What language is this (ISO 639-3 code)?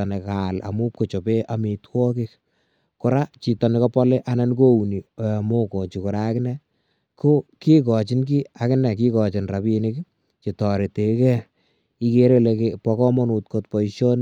kln